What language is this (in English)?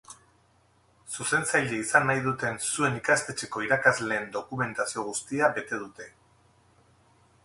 Basque